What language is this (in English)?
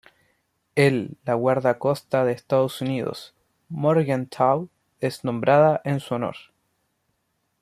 Spanish